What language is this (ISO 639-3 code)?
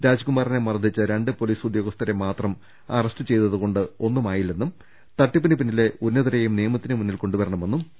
mal